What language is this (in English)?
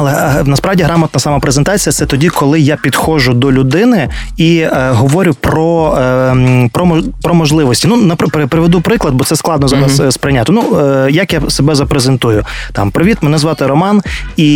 Ukrainian